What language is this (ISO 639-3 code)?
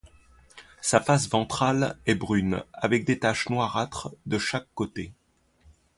fra